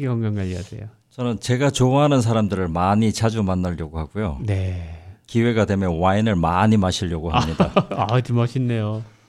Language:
Korean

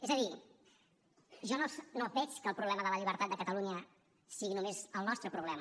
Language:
Catalan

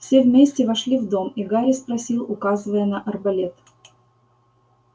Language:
Russian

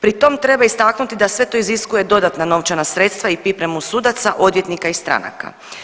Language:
Croatian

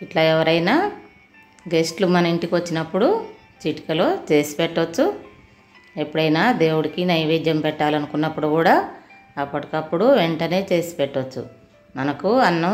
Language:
Hindi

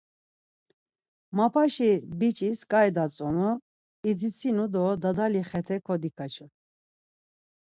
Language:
Laz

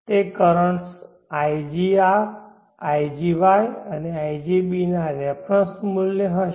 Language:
Gujarati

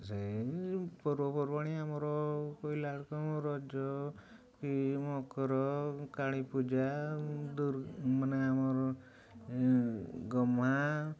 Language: Odia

